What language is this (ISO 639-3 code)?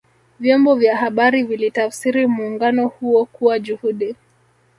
swa